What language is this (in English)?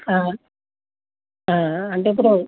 Telugu